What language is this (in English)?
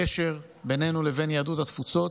Hebrew